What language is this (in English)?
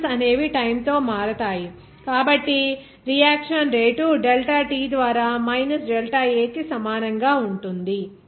Telugu